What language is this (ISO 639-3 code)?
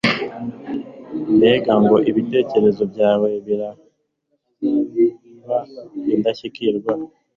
kin